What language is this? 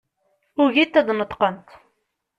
Kabyle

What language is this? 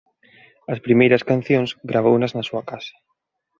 Galician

